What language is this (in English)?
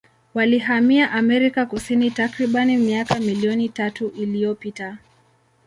Swahili